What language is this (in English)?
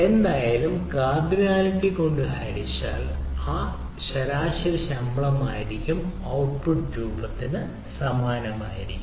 Malayalam